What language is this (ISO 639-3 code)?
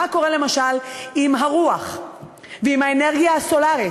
heb